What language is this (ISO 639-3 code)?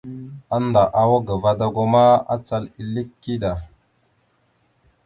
mxu